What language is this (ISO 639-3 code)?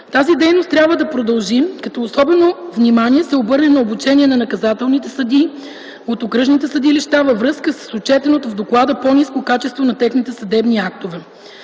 bul